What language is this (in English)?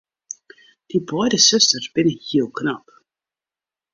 Western Frisian